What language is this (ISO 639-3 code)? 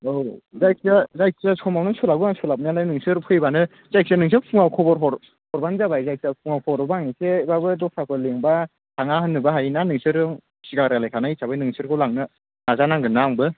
brx